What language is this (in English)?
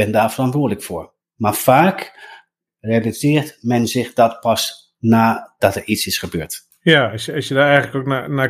Dutch